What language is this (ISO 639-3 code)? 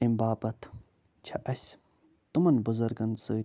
kas